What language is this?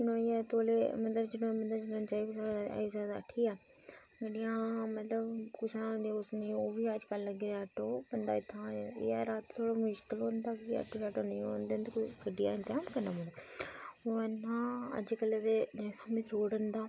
Dogri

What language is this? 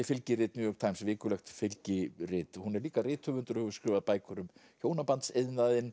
Icelandic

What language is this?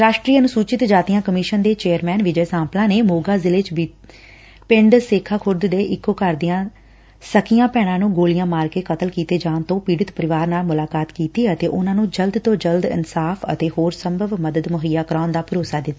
Punjabi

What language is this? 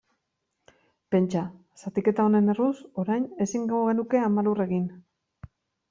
Basque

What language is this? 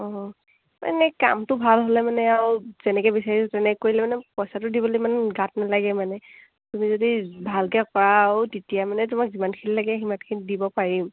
Assamese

